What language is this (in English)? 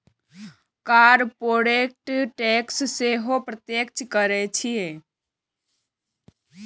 Maithili